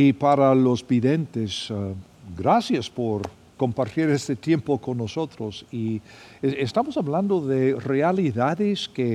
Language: Spanish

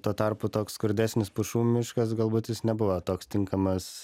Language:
Lithuanian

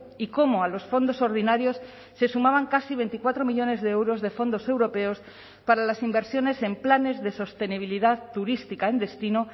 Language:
Spanish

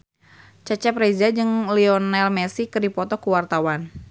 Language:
Sundanese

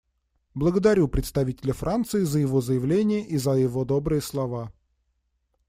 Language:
Russian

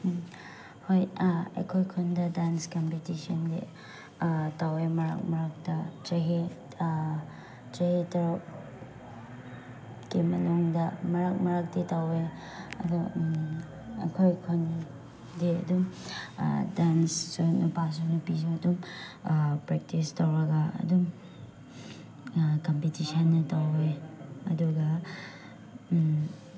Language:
Manipuri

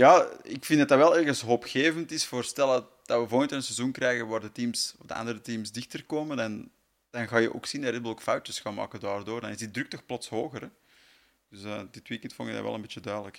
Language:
Dutch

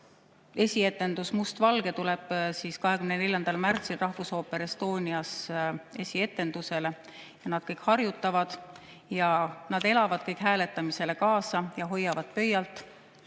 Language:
Estonian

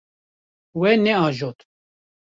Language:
Kurdish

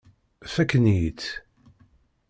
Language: Kabyle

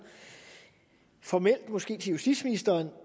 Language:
Danish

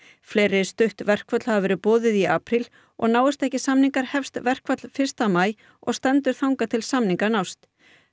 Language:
Icelandic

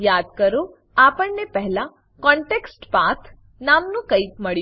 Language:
Gujarati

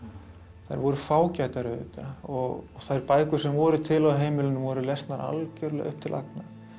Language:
Icelandic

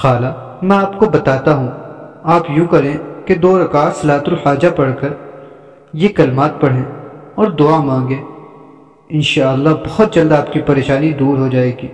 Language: Urdu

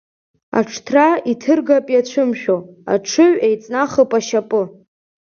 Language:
Abkhazian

